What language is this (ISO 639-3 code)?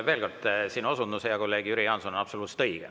est